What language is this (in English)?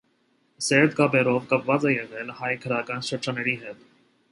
Armenian